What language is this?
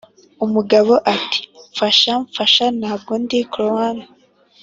Kinyarwanda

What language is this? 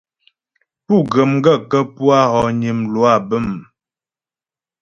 Ghomala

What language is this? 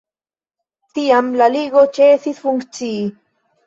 Esperanto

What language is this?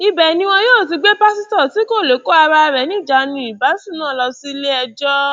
Yoruba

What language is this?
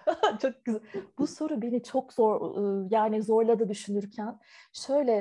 Turkish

